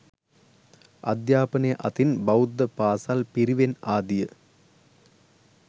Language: Sinhala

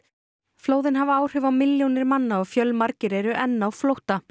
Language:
Icelandic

